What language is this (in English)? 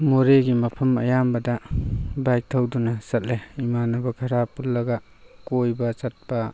Manipuri